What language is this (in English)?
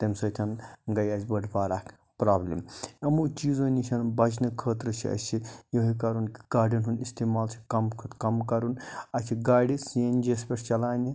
Kashmiri